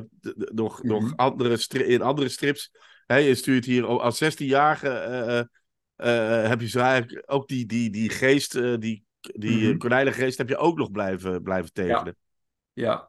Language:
Dutch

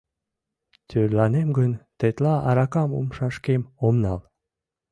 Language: Mari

